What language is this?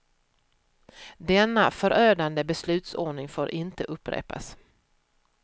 Swedish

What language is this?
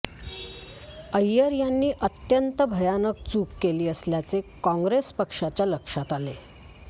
Marathi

